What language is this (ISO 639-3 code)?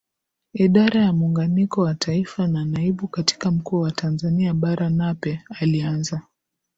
swa